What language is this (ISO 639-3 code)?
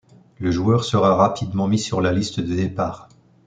fra